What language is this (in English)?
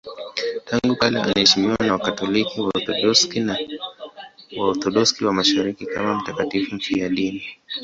Swahili